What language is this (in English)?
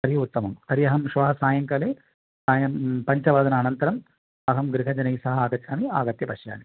Sanskrit